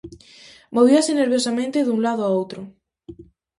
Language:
Galician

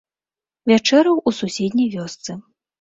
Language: Belarusian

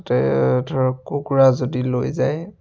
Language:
Assamese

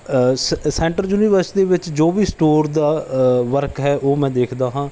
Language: Punjabi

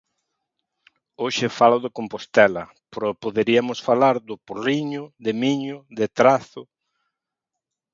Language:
Galician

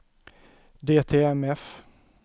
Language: Swedish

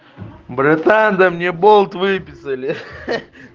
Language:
Russian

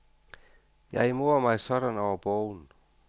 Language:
Danish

